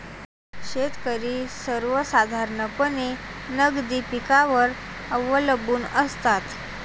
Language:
Marathi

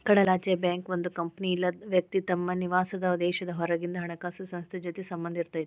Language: Kannada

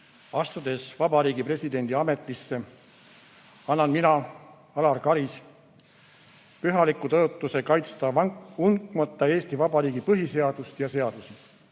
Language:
Estonian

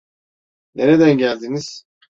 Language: Turkish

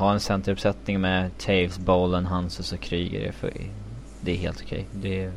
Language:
Swedish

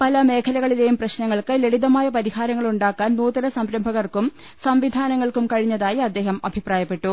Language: Malayalam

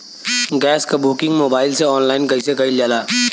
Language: Bhojpuri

